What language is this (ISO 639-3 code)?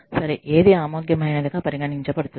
tel